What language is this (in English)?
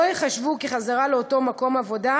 Hebrew